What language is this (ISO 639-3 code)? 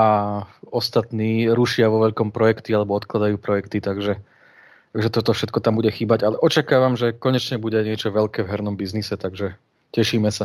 slk